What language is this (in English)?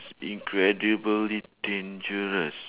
English